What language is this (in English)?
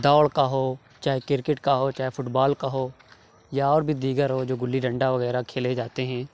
Urdu